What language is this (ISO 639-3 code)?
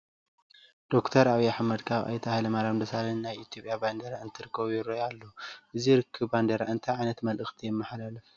tir